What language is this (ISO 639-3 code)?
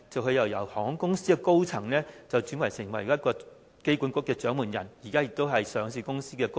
yue